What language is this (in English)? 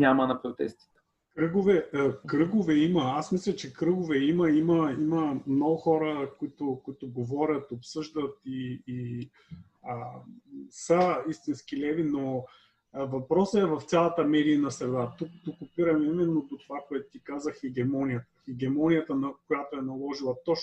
Bulgarian